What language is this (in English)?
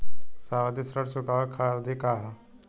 Bhojpuri